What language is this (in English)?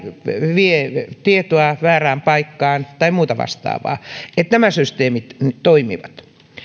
Finnish